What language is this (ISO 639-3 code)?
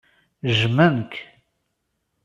kab